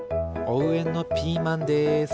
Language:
Japanese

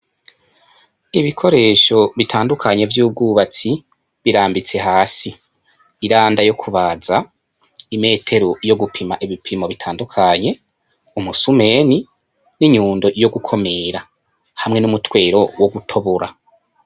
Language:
Rundi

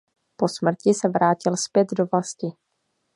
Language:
Czech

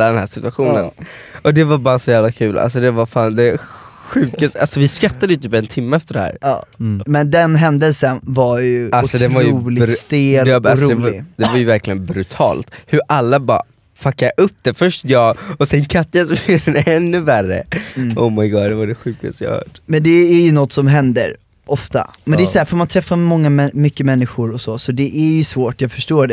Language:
Swedish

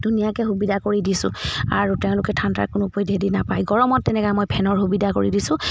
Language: Assamese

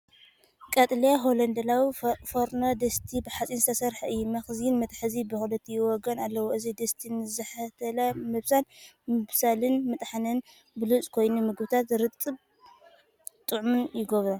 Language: Tigrinya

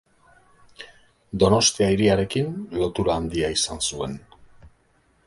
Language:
Basque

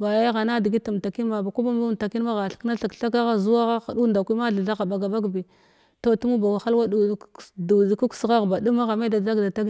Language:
Glavda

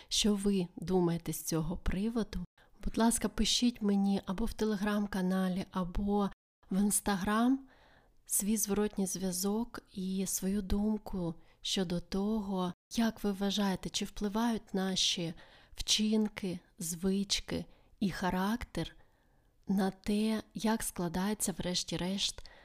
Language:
Ukrainian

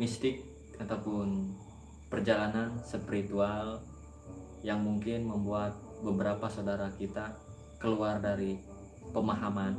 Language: Indonesian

